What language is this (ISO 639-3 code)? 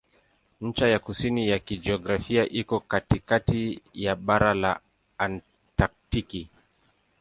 swa